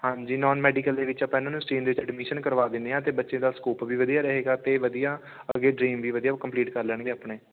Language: Punjabi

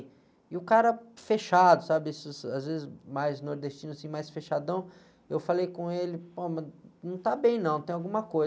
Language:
Portuguese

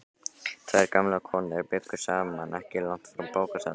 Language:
Icelandic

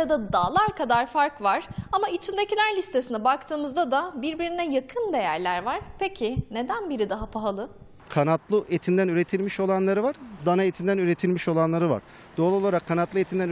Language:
Turkish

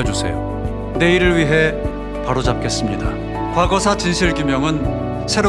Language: Korean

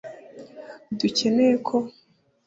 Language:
Kinyarwanda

